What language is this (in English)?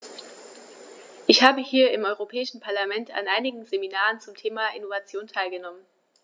German